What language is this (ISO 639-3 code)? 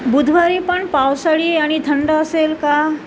mar